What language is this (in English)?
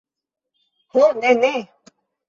Esperanto